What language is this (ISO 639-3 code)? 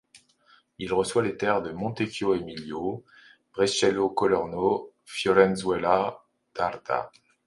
fra